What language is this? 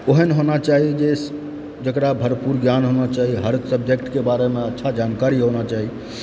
Maithili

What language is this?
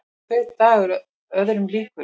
Icelandic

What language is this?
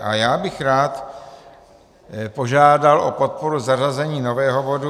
Czech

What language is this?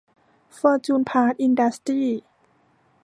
Thai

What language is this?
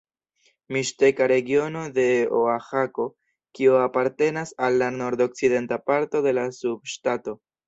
Esperanto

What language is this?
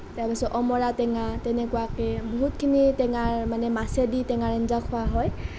Assamese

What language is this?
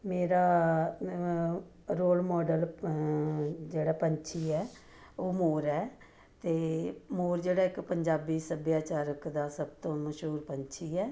Punjabi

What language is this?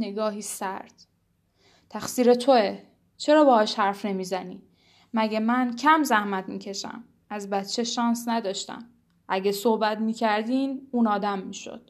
Persian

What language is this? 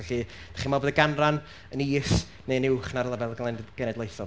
Welsh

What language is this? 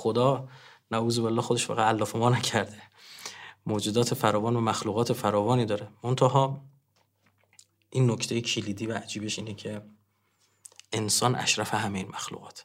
Persian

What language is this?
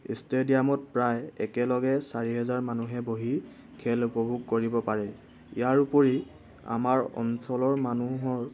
Assamese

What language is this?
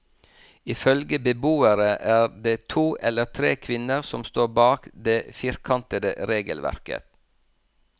Norwegian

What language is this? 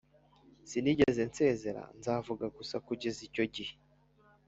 Kinyarwanda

